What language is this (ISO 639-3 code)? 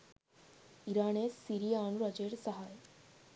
sin